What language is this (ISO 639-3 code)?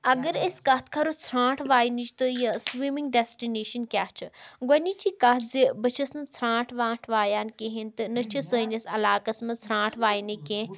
kas